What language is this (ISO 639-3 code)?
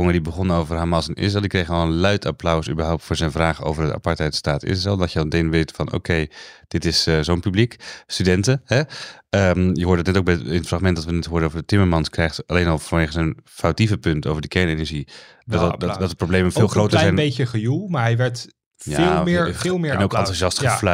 nld